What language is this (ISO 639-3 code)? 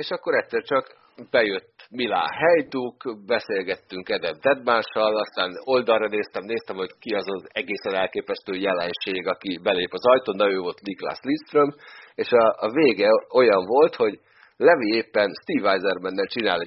hun